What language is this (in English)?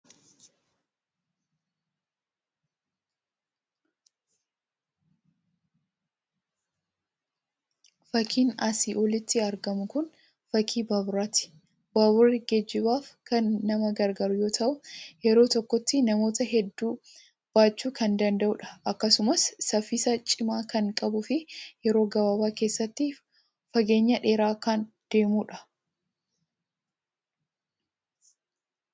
Oromo